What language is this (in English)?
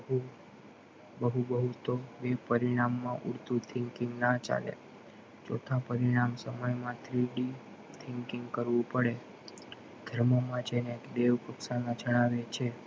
Gujarati